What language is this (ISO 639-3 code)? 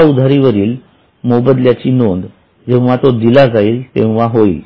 mar